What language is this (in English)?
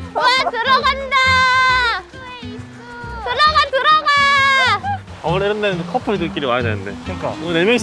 Korean